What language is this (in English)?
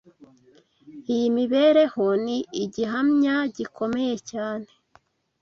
Kinyarwanda